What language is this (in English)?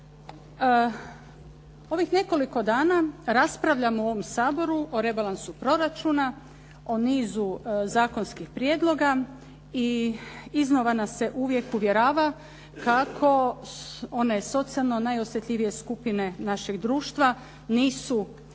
Croatian